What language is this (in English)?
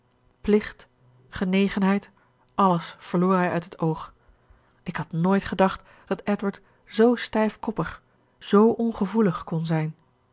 Dutch